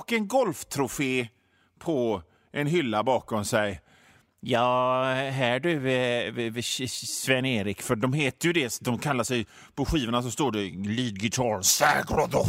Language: Swedish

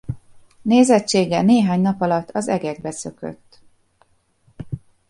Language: Hungarian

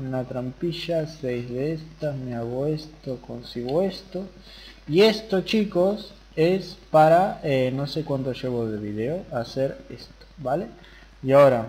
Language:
Spanish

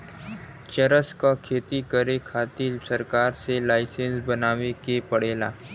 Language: Bhojpuri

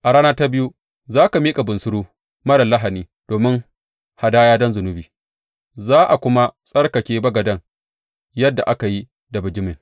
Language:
Hausa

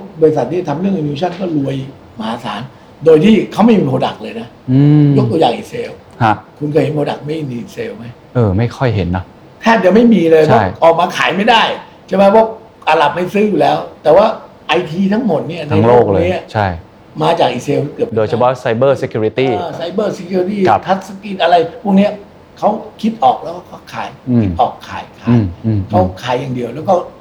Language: Thai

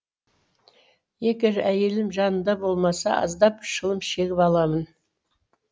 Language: Kazakh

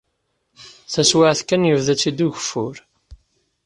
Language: Kabyle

